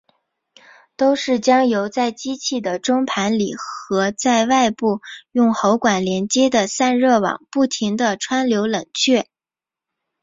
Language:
Chinese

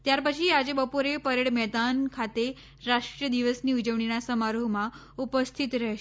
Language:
Gujarati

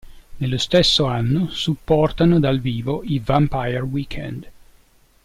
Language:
Italian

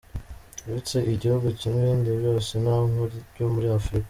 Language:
Kinyarwanda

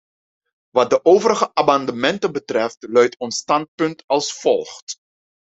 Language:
Dutch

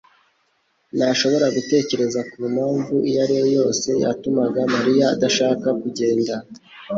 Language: Kinyarwanda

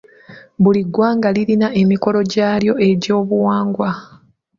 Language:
Ganda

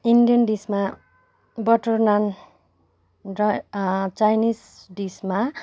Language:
Nepali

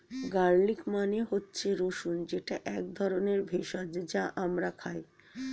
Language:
Bangla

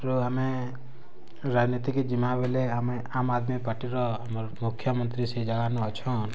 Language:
Odia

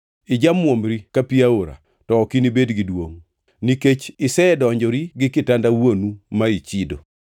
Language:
Luo (Kenya and Tanzania)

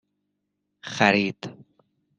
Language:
Persian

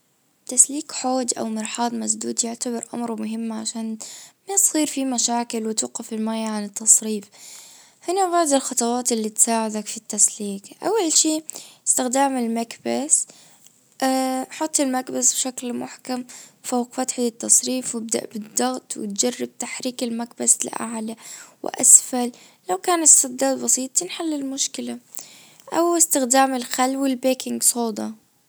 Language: Najdi Arabic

